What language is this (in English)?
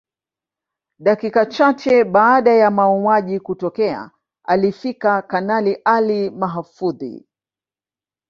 Swahili